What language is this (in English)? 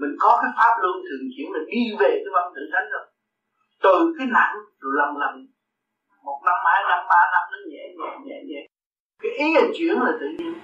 Vietnamese